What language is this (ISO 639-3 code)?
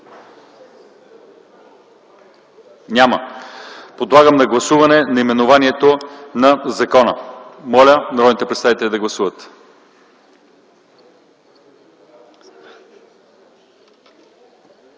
bul